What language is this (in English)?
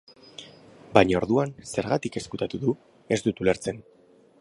Basque